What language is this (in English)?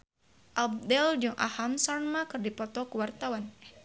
Sundanese